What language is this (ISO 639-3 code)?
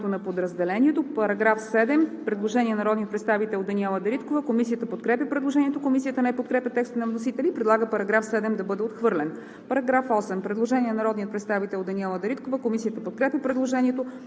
bul